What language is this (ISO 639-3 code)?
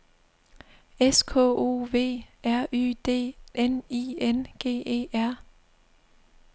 dan